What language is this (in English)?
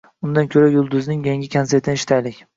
Uzbek